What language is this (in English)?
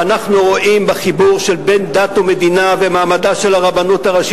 Hebrew